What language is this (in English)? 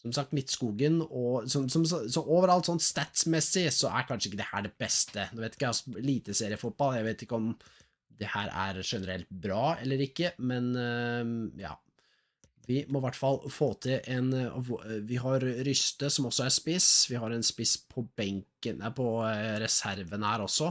Norwegian